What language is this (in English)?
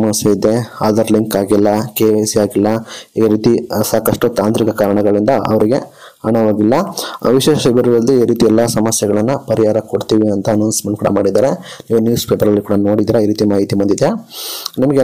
Kannada